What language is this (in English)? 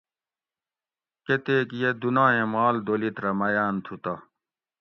Gawri